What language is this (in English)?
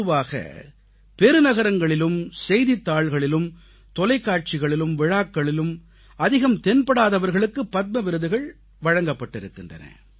Tamil